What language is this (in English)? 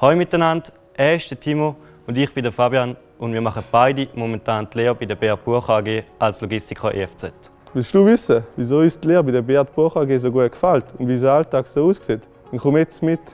German